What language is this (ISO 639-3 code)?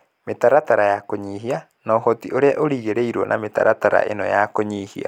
kik